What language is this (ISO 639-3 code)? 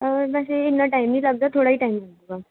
pan